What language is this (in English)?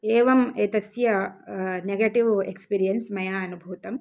Sanskrit